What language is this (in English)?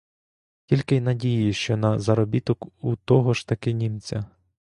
Ukrainian